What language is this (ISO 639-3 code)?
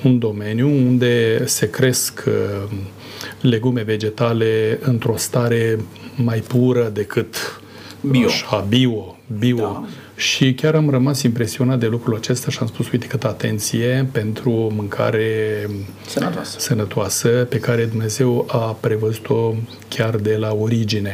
ron